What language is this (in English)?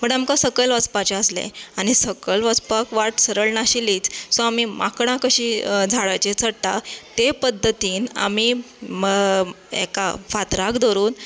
Konkani